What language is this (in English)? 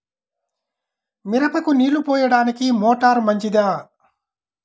Telugu